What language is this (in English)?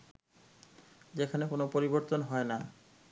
Bangla